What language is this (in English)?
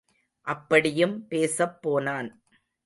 Tamil